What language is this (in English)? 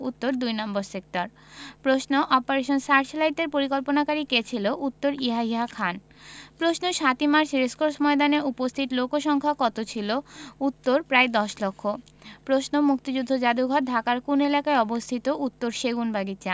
Bangla